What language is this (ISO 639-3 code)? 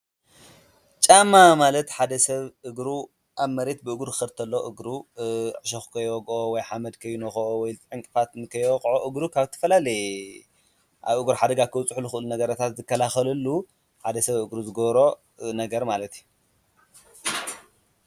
tir